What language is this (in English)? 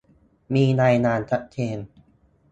Thai